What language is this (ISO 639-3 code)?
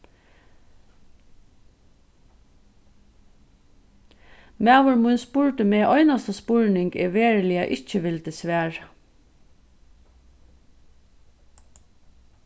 fao